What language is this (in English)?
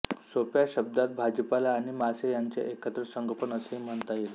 Marathi